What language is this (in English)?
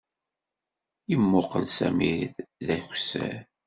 Kabyle